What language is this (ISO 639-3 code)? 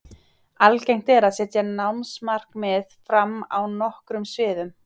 isl